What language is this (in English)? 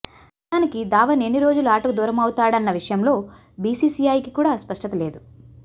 Telugu